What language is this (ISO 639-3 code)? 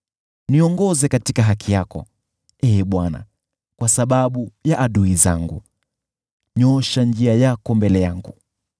swa